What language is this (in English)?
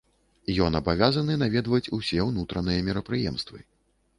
Belarusian